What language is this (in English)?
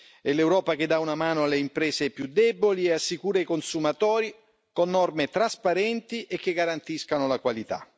Italian